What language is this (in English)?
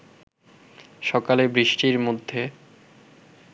Bangla